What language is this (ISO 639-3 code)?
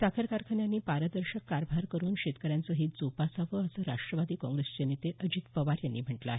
mar